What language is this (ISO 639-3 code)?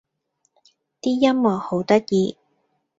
yue